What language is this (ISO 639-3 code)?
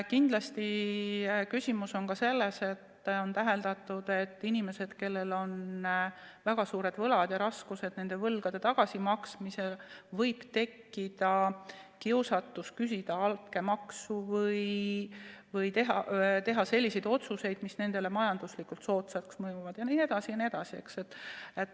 est